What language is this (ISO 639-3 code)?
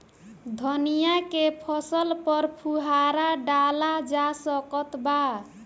bho